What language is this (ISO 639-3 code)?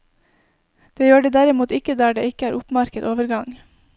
nor